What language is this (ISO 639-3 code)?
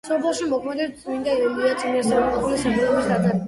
kat